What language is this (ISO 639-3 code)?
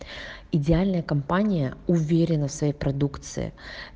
rus